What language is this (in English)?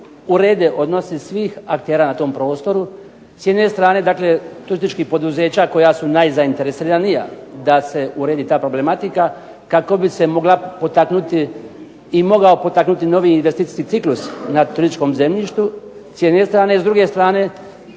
Croatian